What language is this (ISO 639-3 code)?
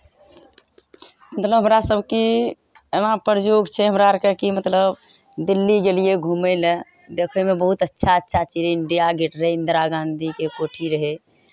mai